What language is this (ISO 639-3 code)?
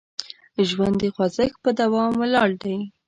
pus